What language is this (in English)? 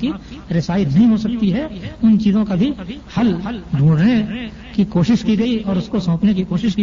Urdu